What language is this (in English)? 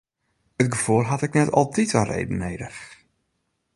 Western Frisian